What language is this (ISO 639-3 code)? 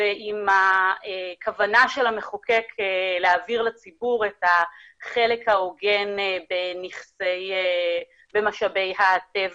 heb